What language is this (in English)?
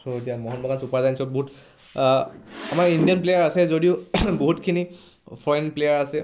Assamese